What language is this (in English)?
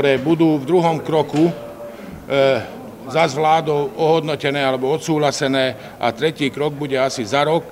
Slovak